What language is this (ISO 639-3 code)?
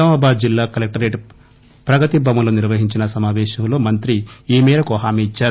tel